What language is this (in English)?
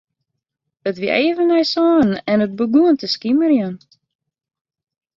Western Frisian